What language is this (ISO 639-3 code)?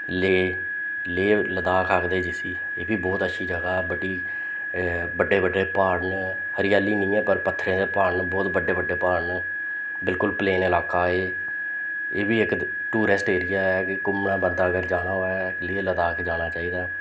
doi